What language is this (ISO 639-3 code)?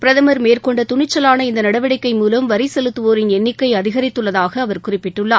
tam